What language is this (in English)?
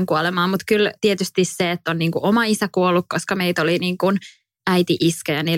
Finnish